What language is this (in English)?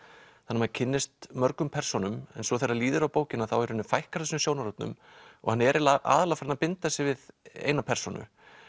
Icelandic